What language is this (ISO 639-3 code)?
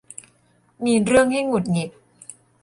tha